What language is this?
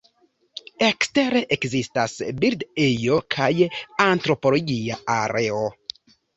Esperanto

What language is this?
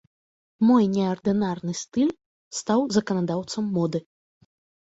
Belarusian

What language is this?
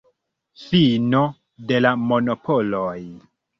Esperanto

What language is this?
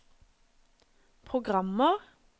Norwegian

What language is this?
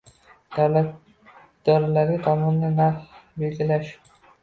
Uzbek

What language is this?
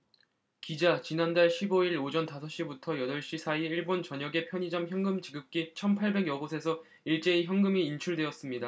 Korean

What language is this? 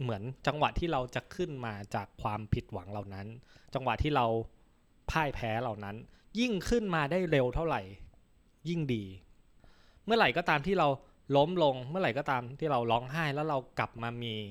Thai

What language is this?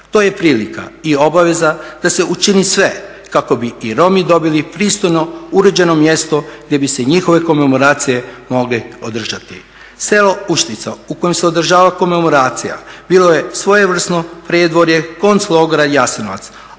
Croatian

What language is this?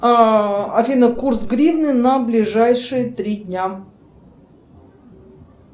Russian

